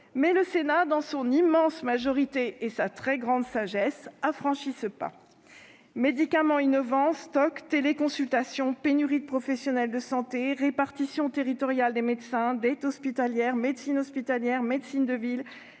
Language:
French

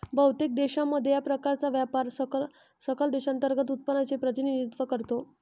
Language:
Marathi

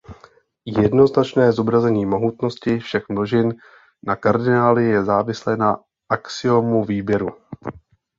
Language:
Czech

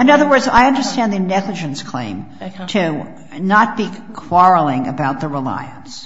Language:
English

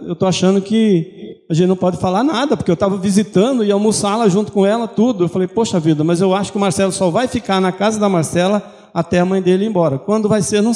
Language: Portuguese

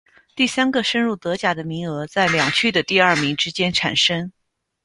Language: Chinese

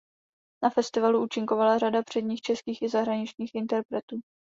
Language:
Czech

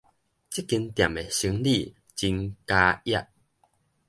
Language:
Min Nan Chinese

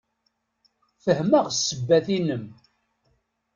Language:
Kabyle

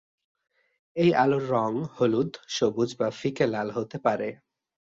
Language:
Bangla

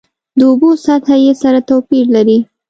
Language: Pashto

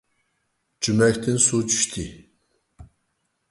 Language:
Uyghur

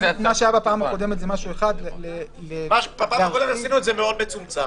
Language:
Hebrew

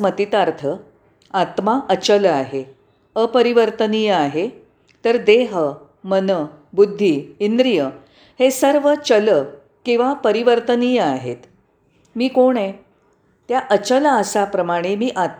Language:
Marathi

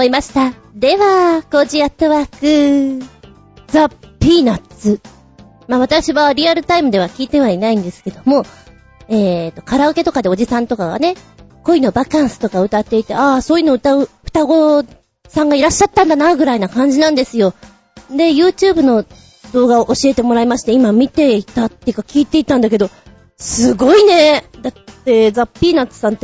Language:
Japanese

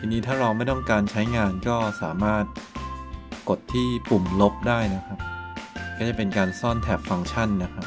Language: Thai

